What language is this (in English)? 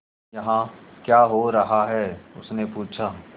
Hindi